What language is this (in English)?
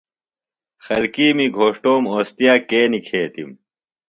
Phalura